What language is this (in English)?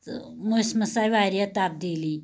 Kashmiri